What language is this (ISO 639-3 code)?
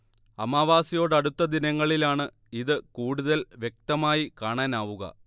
mal